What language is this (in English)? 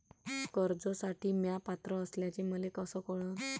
Marathi